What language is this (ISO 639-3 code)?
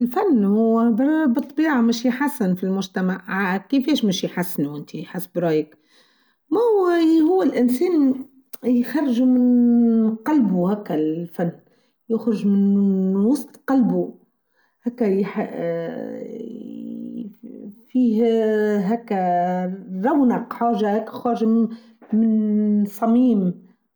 aeb